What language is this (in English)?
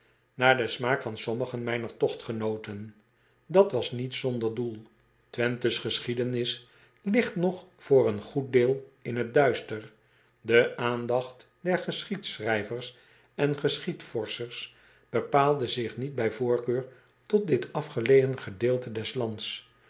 Dutch